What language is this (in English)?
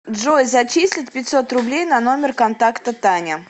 Russian